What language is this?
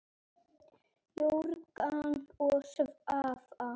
Icelandic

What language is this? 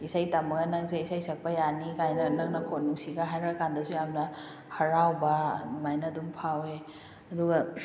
Manipuri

